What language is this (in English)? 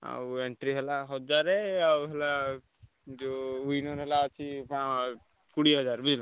Odia